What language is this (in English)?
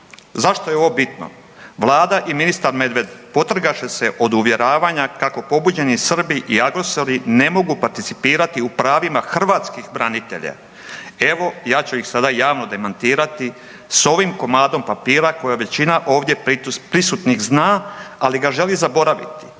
Croatian